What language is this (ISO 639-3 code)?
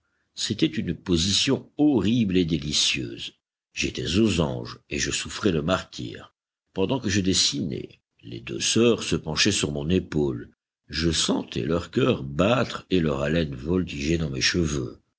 fra